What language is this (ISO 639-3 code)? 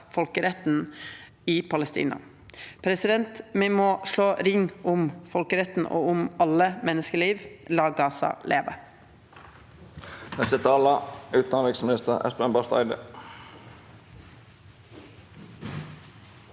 nor